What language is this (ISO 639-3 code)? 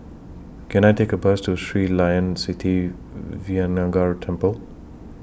eng